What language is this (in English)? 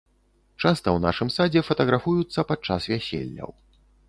Belarusian